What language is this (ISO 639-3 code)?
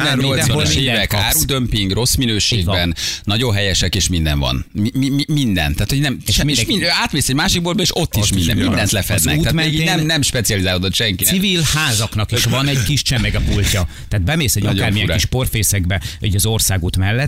hun